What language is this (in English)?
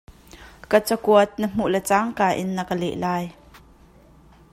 Hakha Chin